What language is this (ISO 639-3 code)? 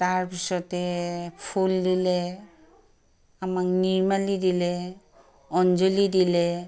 asm